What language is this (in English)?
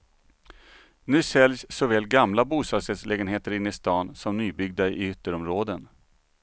Swedish